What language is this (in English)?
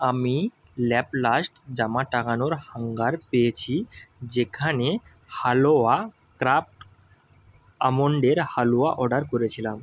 Bangla